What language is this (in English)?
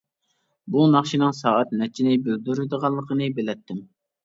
Uyghur